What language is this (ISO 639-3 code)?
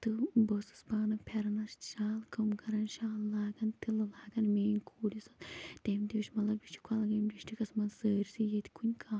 kas